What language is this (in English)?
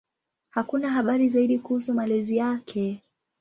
Swahili